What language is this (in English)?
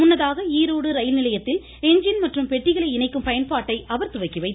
Tamil